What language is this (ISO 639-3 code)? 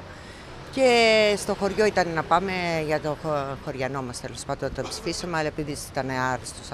ell